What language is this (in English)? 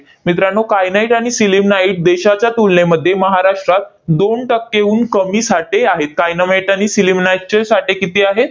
Marathi